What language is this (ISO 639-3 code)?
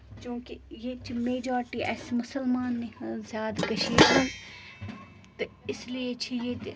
kas